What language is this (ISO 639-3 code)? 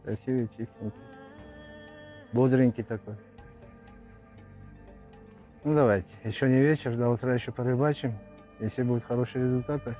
rus